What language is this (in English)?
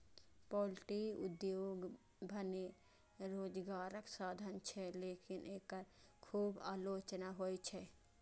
Maithili